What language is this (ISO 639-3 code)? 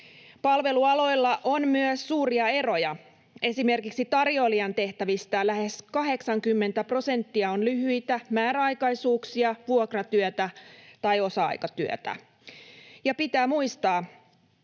fin